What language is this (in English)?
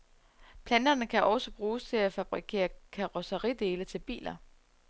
Danish